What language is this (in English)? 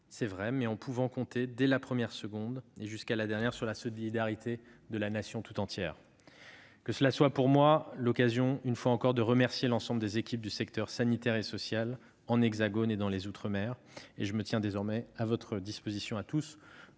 French